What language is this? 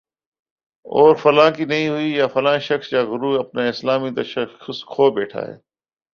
Urdu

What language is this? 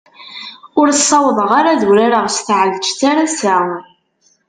Kabyle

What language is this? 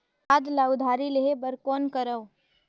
Chhattisgarhi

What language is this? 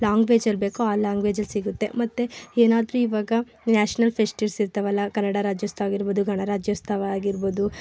Kannada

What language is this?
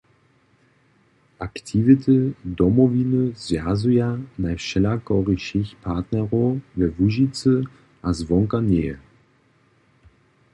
Upper Sorbian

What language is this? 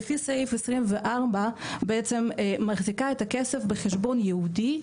Hebrew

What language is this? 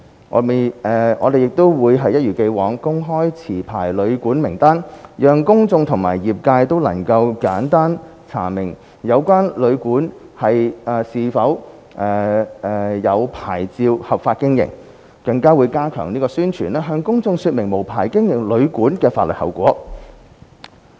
Cantonese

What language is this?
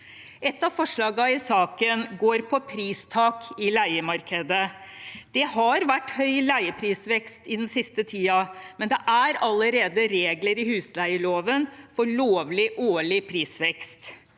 Norwegian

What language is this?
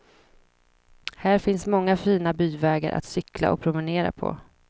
Swedish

